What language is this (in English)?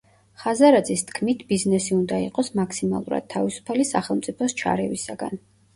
Georgian